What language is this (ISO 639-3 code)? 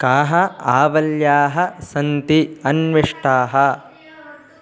san